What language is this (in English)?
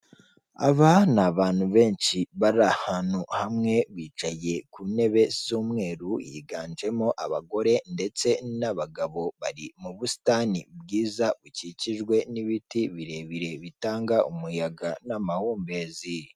Kinyarwanda